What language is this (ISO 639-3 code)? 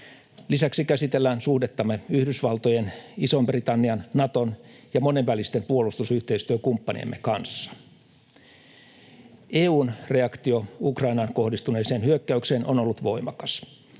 fin